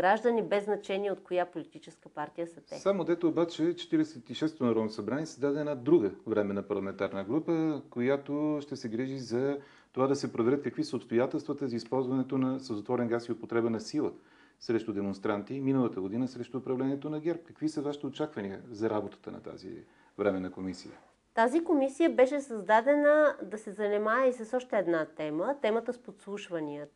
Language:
Bulgarian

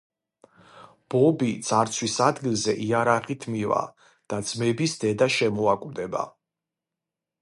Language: Georgian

